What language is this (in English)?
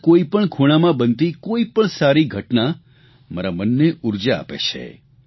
Gujarati